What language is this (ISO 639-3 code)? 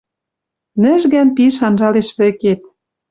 mrj